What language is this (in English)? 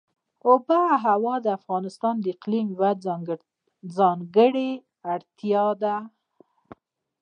Pashto